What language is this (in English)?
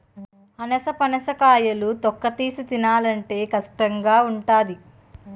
Telugu